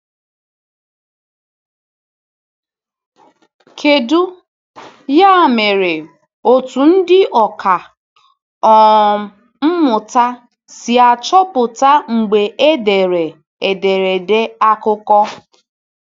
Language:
Igbo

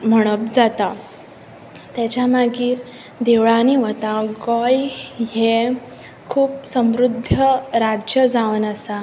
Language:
Konkani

